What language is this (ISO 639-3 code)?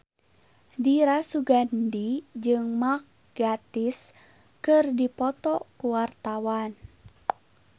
sun